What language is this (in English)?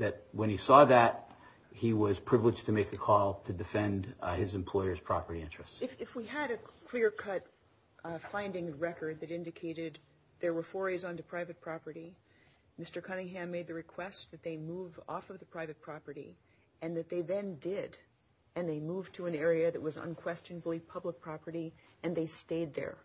English